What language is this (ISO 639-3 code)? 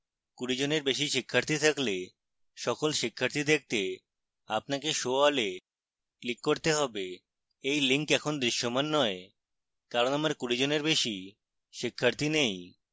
ben